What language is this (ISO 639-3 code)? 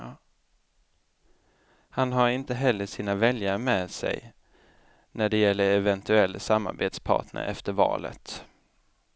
swe